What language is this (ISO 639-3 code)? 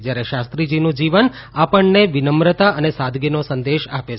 guj